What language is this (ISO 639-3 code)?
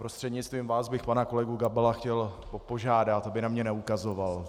ces